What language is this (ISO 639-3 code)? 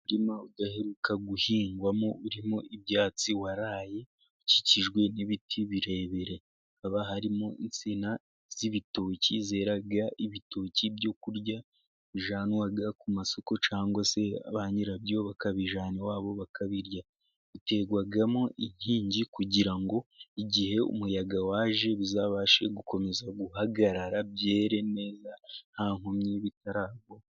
kin